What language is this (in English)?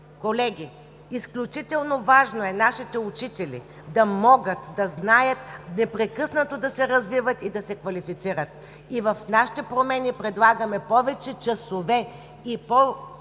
Bulgarian